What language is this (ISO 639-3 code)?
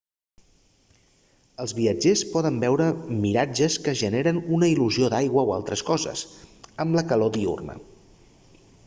cat